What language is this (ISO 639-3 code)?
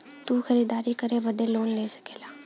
bho